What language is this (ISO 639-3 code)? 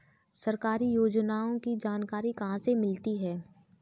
hin